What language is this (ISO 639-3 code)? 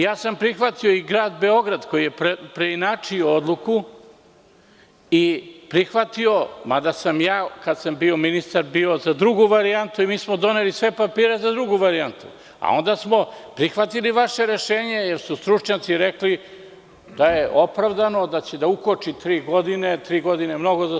srp